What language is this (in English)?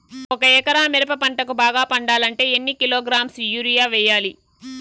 Telugu